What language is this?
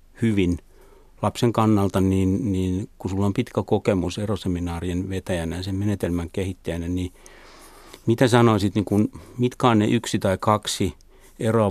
Finnish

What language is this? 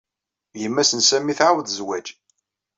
Kabyle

